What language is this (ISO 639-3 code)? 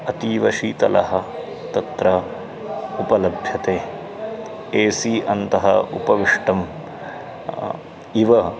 san